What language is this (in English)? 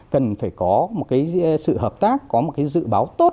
Vietnamese